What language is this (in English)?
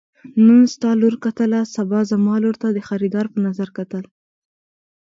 Pashto